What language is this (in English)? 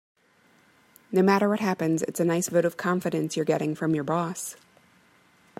English